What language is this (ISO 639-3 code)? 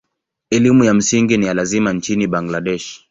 swa